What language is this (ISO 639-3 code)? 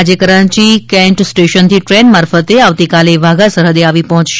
guj